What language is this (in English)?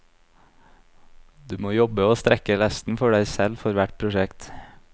Norwegian